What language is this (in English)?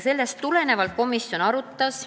Estonian